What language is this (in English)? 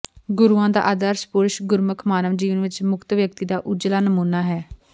Punjabi